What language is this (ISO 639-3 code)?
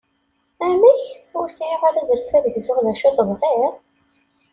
kab